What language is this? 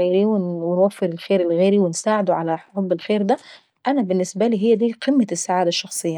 Saidi Arabic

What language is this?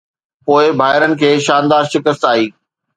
Sindhi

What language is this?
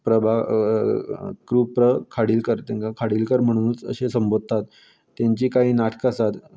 Konkani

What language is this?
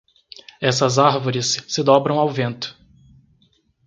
Portuguese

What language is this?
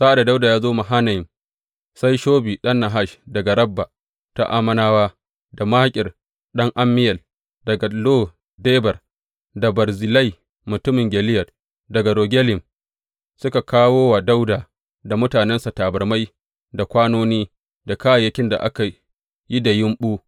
Hausa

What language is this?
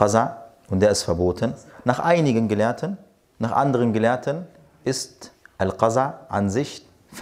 German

